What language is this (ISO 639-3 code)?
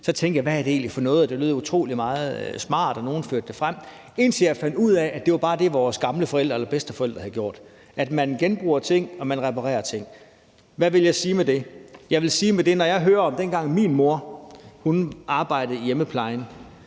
dan